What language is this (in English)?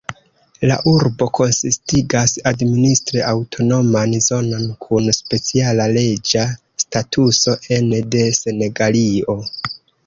Esperanto